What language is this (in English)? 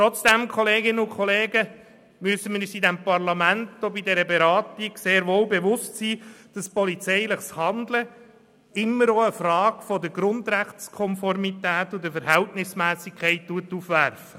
Swiss German